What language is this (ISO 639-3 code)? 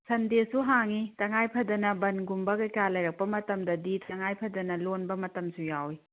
mni